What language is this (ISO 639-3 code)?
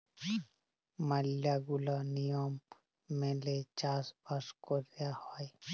ben